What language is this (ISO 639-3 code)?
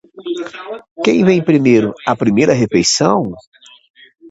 por